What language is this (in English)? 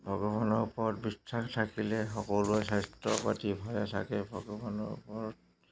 Assamese